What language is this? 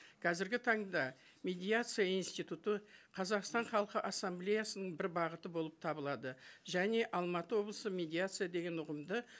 Kazakh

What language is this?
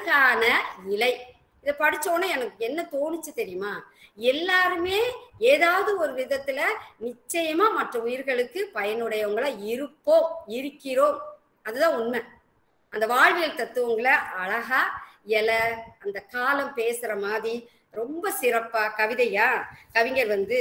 Thai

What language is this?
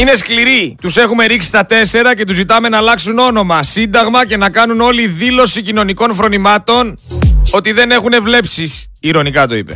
Greek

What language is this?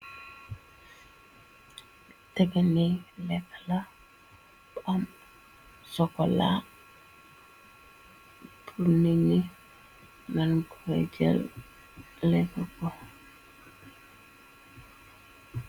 Wolof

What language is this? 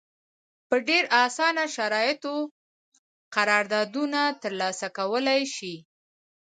Pashto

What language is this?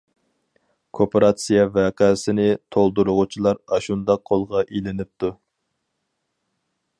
Uyghur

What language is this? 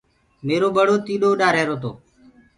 Gurgula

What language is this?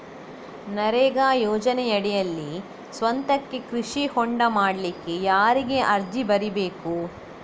Kannada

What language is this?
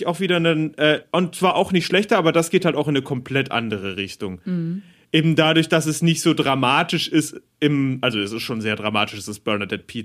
German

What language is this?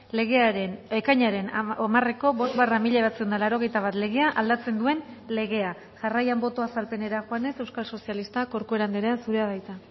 Basque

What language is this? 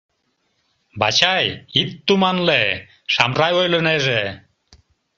Mari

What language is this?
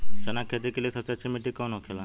Bhojpuri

